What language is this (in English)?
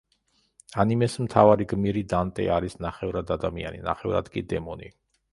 Georgian